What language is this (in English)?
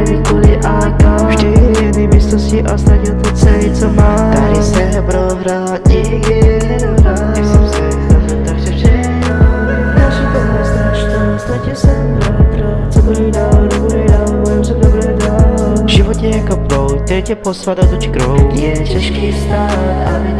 Czech